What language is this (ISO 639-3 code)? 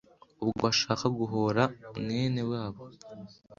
kin